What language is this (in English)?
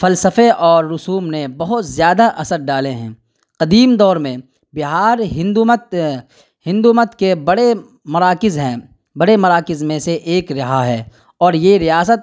Urdu